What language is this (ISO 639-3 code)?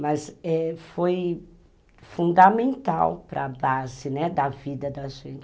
por